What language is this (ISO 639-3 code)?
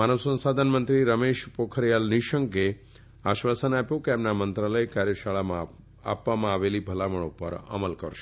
guj